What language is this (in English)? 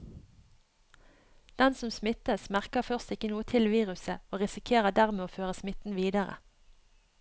Norwegian